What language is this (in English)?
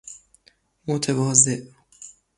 Persian